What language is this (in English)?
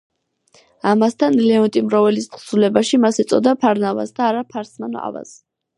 Georgian